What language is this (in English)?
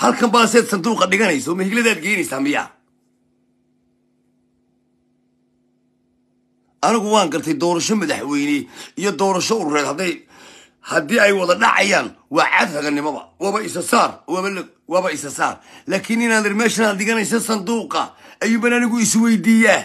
Arabic